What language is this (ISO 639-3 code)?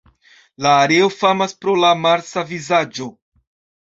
epo